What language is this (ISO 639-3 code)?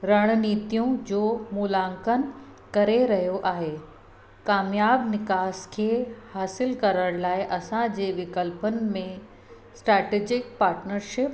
snd